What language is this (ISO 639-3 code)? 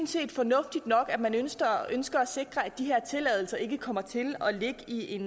dan